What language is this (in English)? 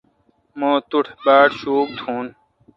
Kalkoti